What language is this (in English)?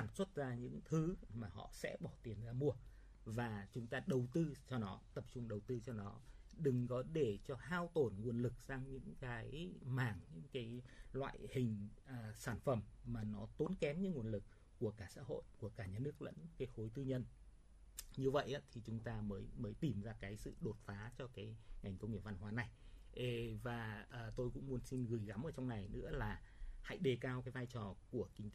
Vietnamese